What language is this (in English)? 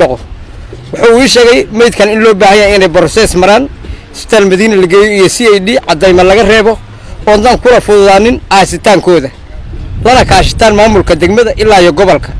Arabic